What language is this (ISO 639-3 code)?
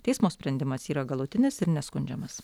lit